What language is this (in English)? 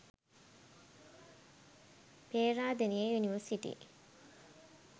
Sinhala